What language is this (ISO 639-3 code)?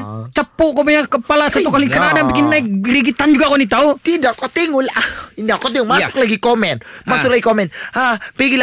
msa